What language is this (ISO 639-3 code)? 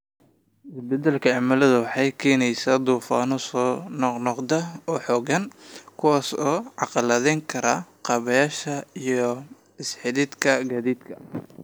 som